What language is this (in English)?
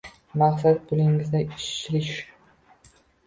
Uzbek